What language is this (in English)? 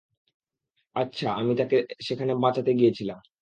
Bangla